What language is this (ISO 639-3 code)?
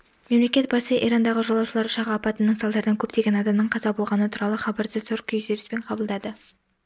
kaz